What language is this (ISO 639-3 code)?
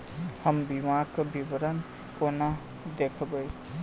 mai